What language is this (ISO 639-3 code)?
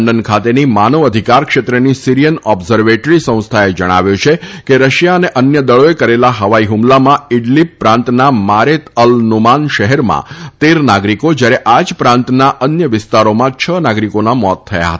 guj